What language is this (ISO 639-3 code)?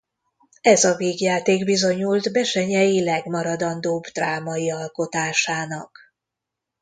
hun